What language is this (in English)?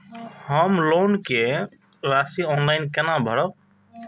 Maithili